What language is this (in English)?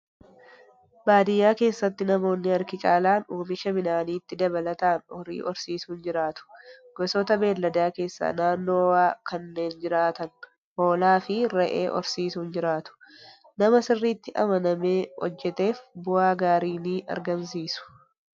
Oromo